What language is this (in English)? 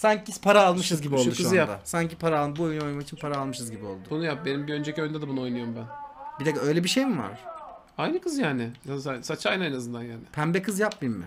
Turkish